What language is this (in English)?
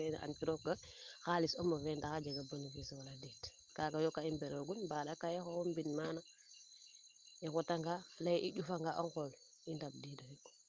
Serer